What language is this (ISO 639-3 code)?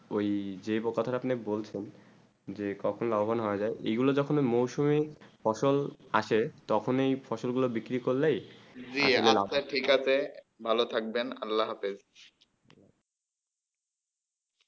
ben